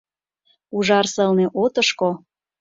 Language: Mari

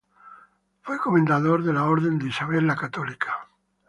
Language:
Spanish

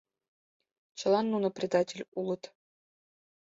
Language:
Mari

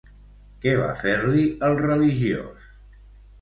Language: Catalan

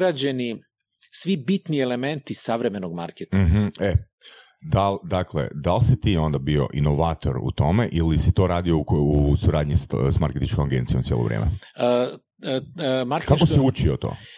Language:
Croatian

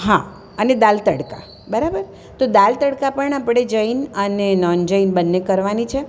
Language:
Gujarati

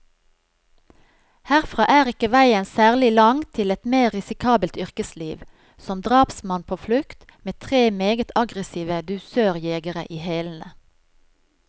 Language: Norwegian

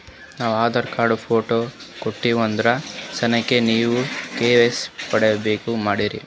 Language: Kannada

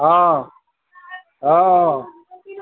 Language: Maithili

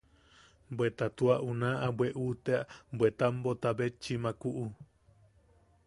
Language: Yaqui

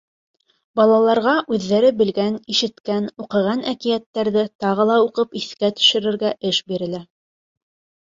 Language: Bashkir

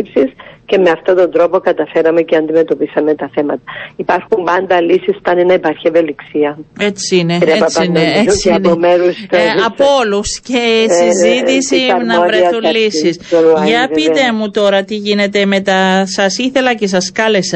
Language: Greek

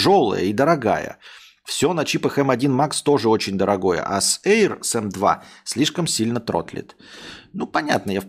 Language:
Russian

